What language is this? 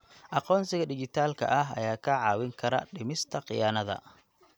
Somali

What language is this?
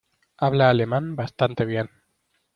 Spanish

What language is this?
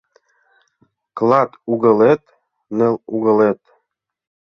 Mari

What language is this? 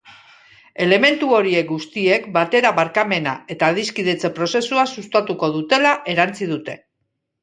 Basque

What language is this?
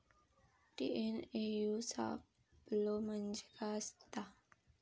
Marathi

